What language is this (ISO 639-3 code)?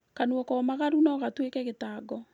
kik